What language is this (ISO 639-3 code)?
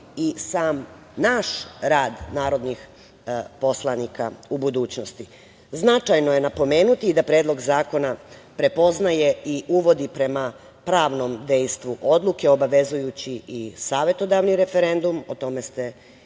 srp